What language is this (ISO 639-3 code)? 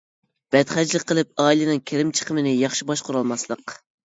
uig